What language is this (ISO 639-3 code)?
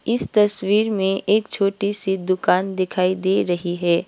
hin